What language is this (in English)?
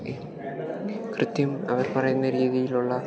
Malayalam